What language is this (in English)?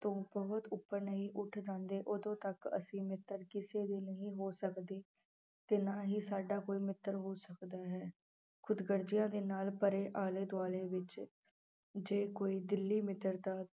Punjabi